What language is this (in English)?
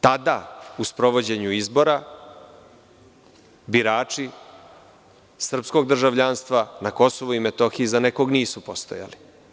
Serbian